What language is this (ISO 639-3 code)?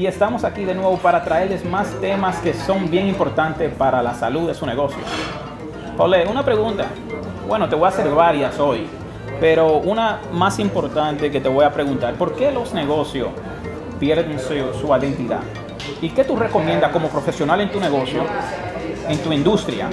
spa